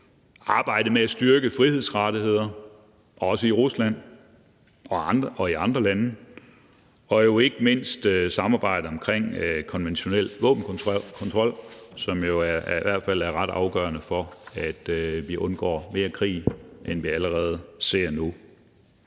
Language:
Danish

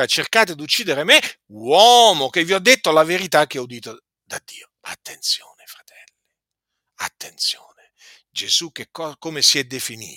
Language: Italian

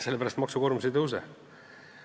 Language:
Estonian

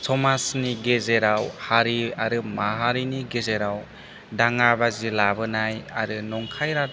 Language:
Bodo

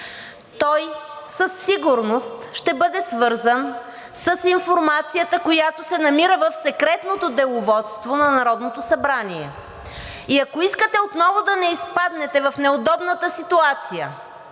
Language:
Bulgarian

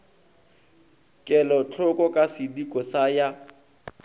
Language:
Northern Sotho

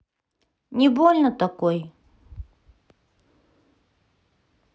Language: Russian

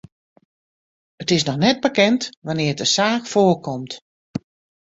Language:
Western Frisian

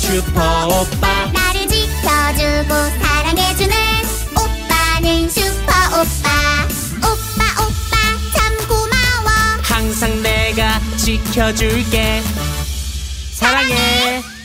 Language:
Thai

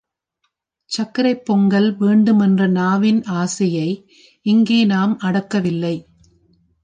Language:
Tamil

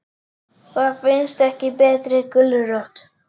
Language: Icelandic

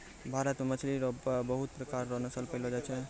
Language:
Maithili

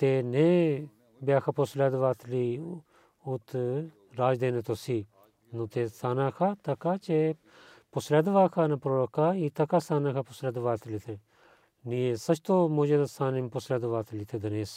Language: Bulgarian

